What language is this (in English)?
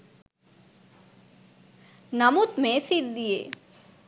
Sinhala